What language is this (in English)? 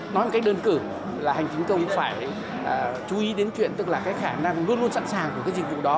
Vietnamese